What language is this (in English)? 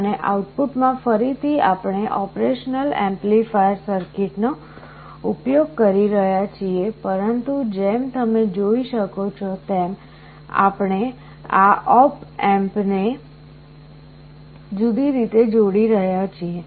Gujarati